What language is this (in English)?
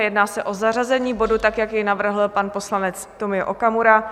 Czech